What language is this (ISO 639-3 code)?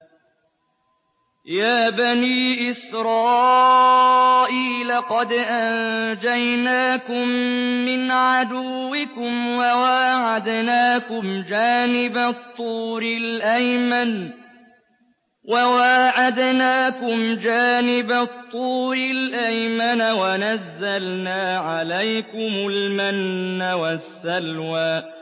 ara